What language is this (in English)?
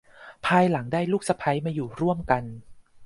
Thai